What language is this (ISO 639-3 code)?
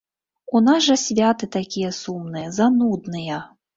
bel